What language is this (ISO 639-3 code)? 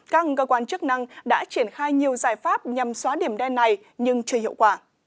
vie